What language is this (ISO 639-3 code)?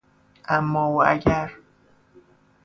fas